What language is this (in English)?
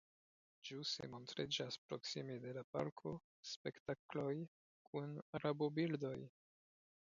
Esperanto